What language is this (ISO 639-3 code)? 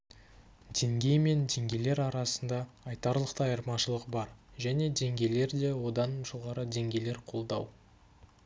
kaz